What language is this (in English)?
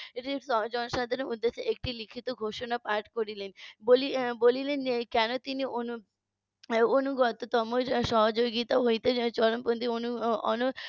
Bangla